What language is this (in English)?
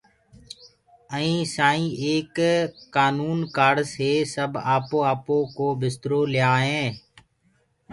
Gurgula